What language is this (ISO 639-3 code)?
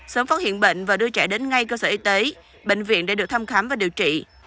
vie